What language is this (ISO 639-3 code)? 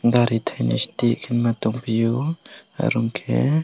trp